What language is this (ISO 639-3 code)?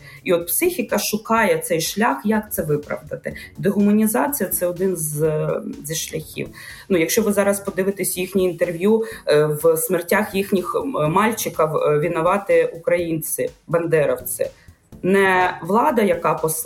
ukr